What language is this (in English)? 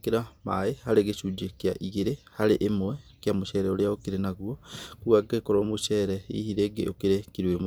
Kikuyu